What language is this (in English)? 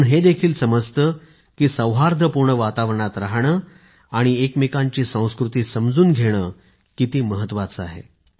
Marathi